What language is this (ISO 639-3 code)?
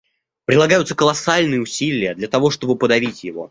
rus